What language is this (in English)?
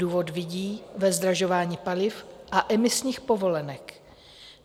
Czech